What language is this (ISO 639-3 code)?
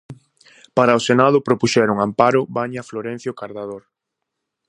glg